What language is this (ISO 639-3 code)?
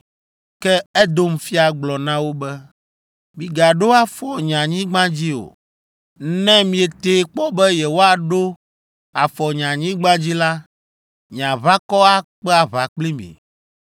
ewe